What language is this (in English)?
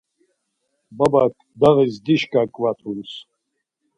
Laz